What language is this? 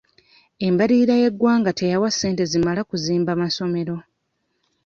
Ganda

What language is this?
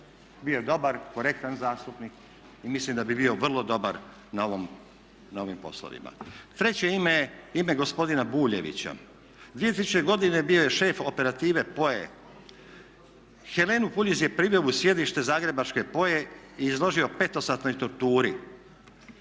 Croatian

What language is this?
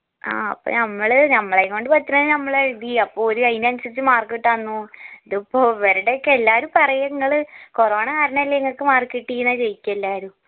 Malayalam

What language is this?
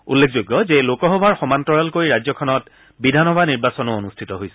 Assamese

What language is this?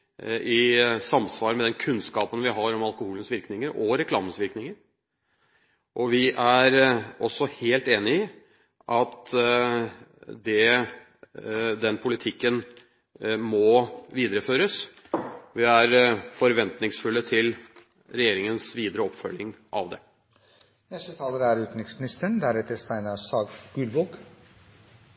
Norwegian Bokmål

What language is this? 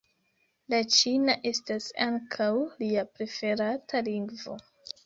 Esperanto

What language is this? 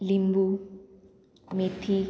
Konkani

